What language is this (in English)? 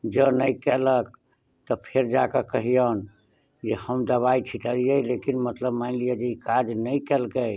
Maithili